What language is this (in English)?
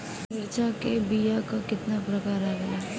Bhojpuri